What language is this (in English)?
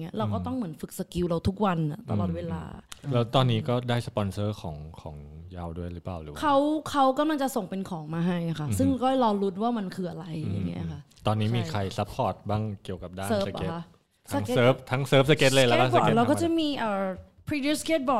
Thai